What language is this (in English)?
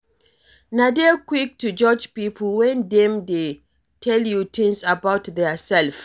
Nigerian Pidgin